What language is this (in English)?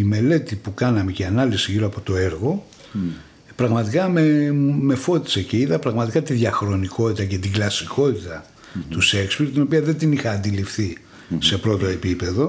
Greek